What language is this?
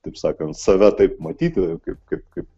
Lithuanian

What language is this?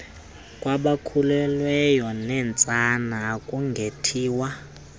Xhosa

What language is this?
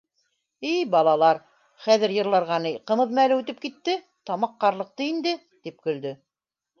Bashkir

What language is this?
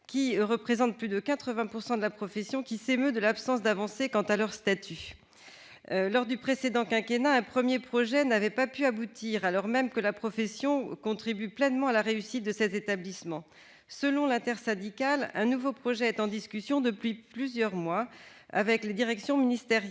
French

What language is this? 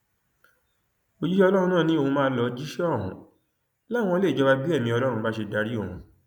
Yoruba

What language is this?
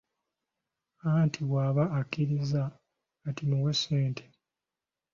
Ganda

